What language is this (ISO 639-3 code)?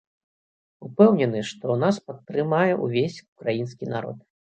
bel